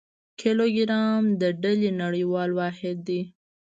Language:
Pashto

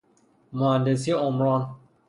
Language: Persian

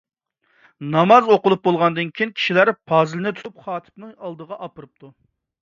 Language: Uyghur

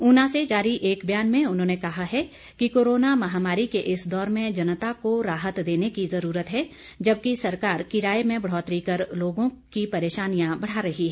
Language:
Hindi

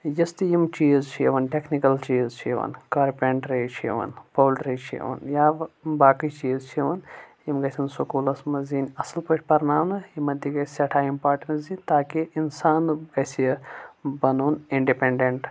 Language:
Kashmiri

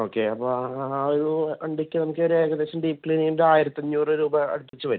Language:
Malayalam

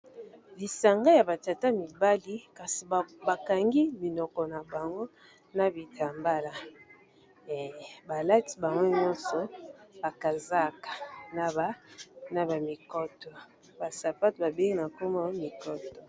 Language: Lingala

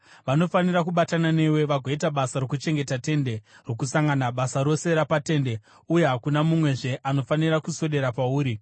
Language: Shona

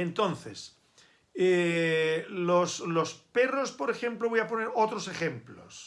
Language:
Spanish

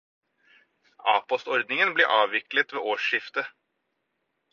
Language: Norwegian Bokmål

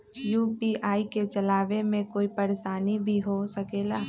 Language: Magahi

